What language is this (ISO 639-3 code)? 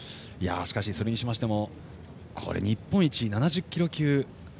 jpn